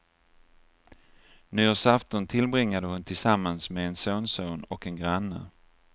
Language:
Swedish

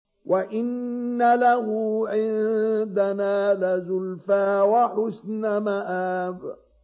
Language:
Arabic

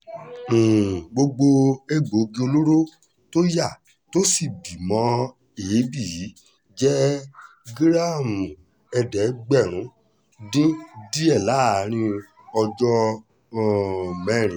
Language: Yoruba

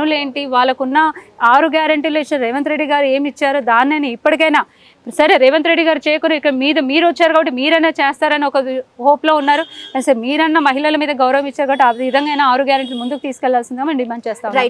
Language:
Telugu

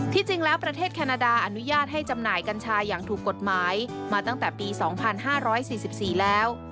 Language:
Thai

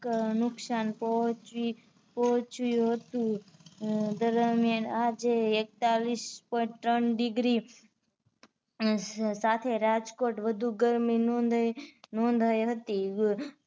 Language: Gujarati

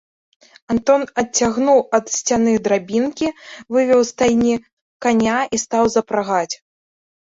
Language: Belarusian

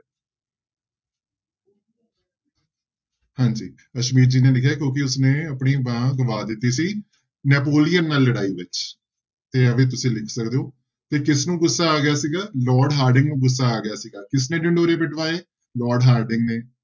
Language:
Punjabi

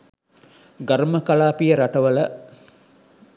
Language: Sinhala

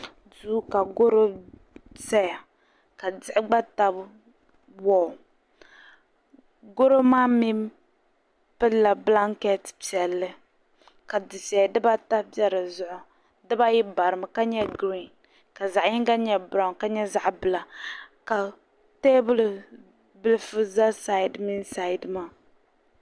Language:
Dagbani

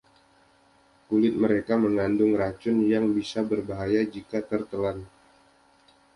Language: Indonesian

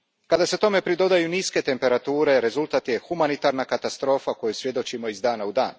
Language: Croatian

